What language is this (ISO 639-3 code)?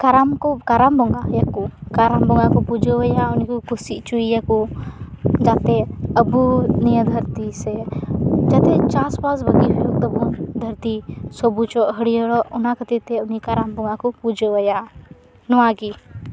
sat